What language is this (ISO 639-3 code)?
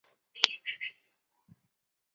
zho